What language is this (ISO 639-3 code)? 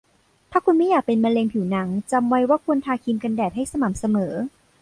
tha